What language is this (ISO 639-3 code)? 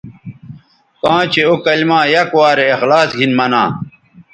btv